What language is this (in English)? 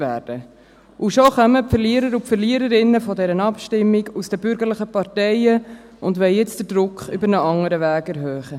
Swiss German